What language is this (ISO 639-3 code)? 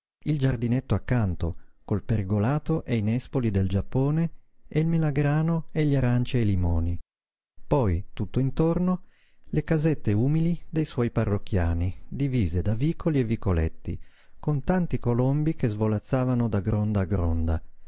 ita